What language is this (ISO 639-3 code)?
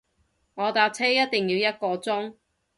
yue